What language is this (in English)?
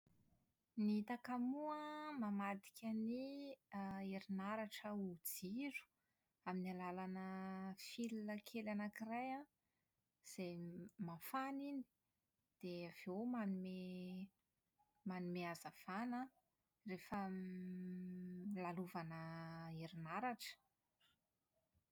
Malagasy